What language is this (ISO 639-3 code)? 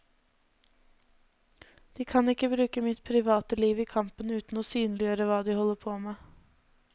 nor